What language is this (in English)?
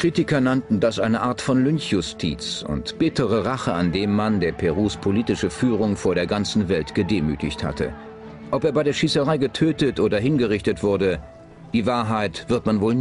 German